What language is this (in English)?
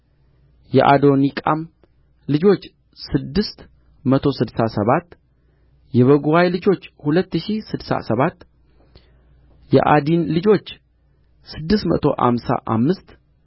Amharic